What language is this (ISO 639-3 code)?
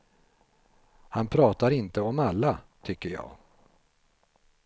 swe